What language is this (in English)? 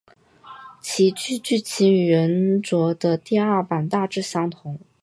Chinese